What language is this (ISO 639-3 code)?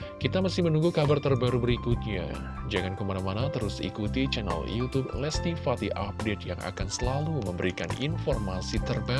ind